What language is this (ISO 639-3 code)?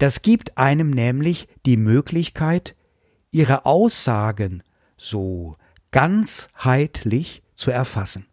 deu